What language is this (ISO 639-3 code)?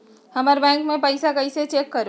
mag